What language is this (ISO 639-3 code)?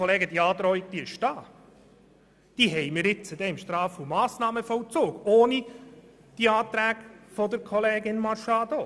gsw